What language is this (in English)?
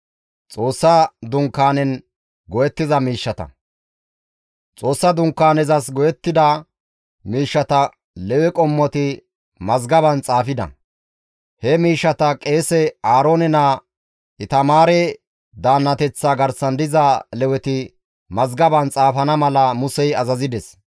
Gamo